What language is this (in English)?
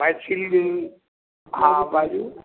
Maithili